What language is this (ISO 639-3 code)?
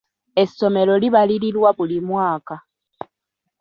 lug